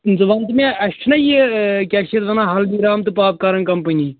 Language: Kashmiri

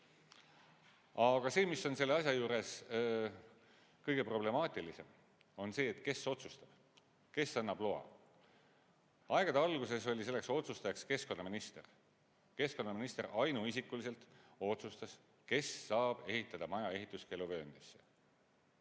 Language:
Estonian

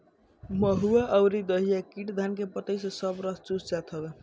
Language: Bhojpuri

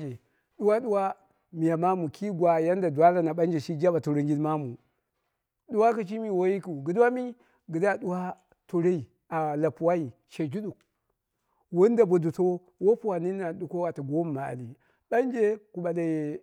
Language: Dera (Nigeria)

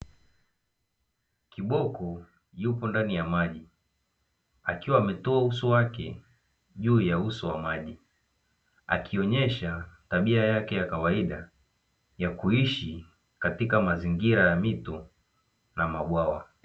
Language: Swahili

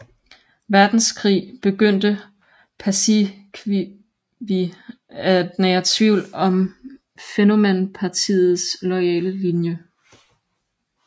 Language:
Danish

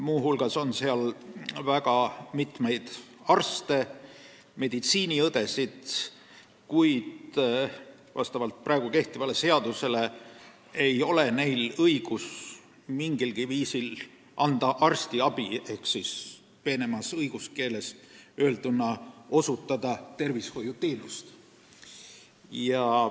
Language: Estonian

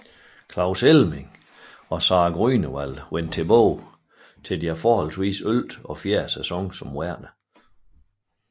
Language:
Danish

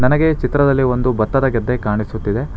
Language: Kannada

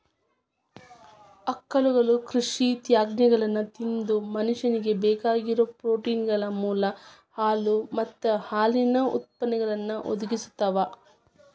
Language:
Kannada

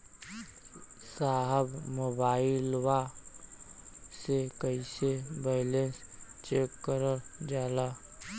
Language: Bhojpuri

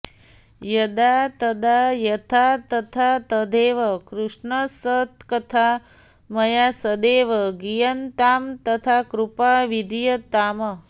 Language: Sanskrit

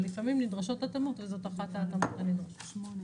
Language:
Hebrew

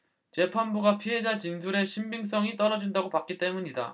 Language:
Korean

